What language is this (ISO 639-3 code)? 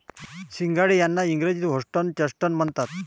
mar